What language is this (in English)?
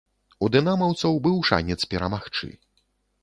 Belarusian